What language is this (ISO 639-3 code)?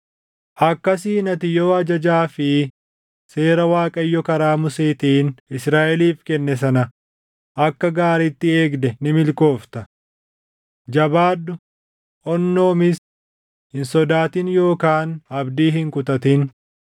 orm